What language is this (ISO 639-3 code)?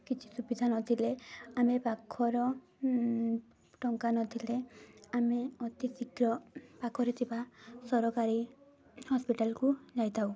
ori